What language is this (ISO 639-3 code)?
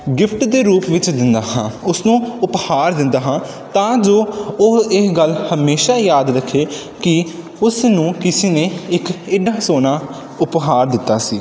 pan